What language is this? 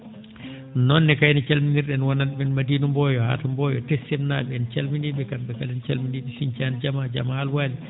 Fula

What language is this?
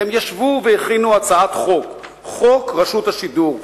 Hebrew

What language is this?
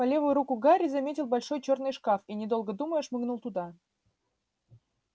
Russian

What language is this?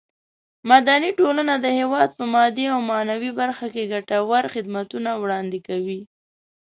Pashto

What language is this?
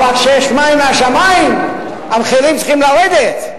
Hebrew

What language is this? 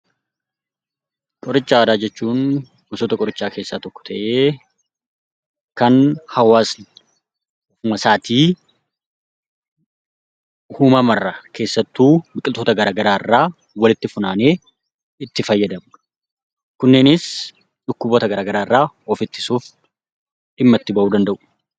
Oromo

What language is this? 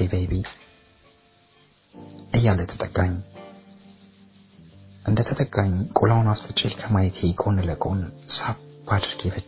Amharic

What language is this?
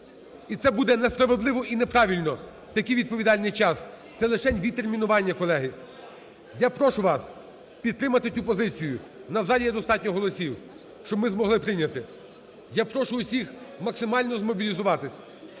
Ukrainian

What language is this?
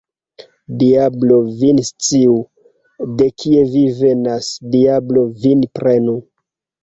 Esperanto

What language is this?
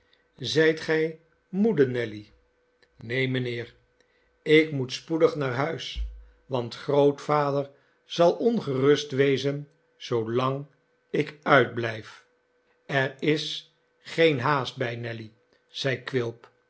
Dutch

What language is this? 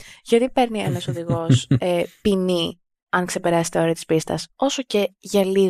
Greek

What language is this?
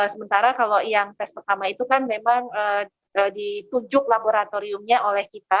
Indonesian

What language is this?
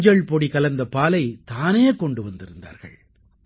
Tamil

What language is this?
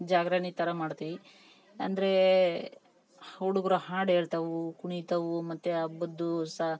Kannada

